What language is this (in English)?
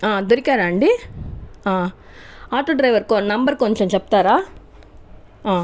Telugu